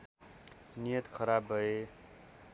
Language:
Nepali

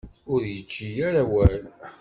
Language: Kabyle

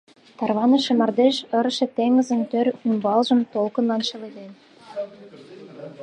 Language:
Mari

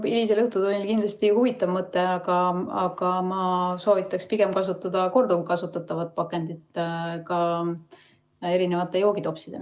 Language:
Estonian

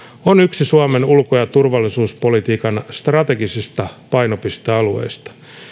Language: Finnish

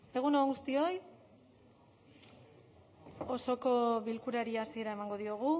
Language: Basque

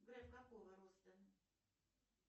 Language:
Russian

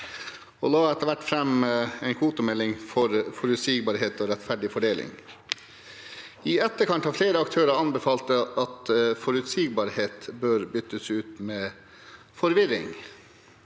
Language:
Norwegian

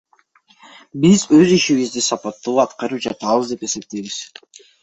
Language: Kyrgyz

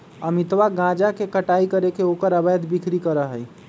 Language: Magahi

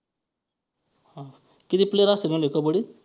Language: Marathi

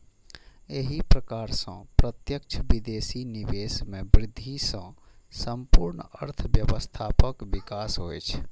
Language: Maithili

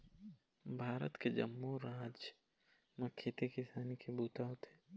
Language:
Chhattisgarhi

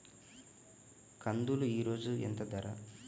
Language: Telugu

